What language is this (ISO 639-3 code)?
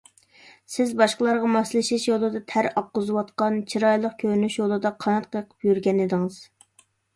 uig